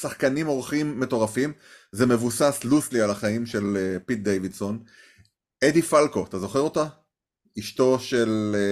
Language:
Hebrew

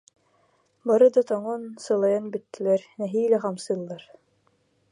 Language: Yakut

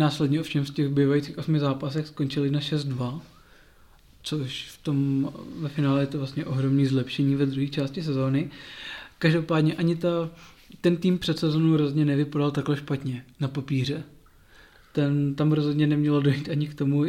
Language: Czech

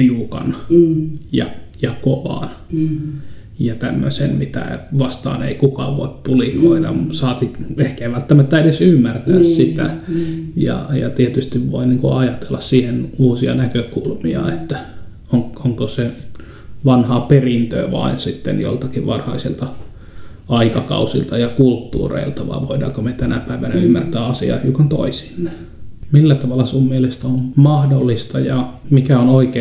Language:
Finnish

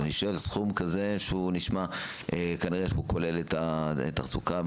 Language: Hebrew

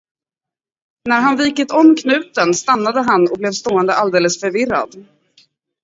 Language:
Swedish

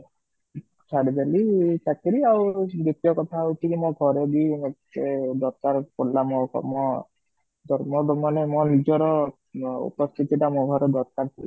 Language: Odia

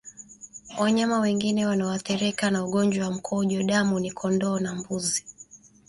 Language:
Swahili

